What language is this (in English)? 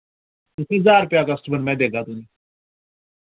Dogri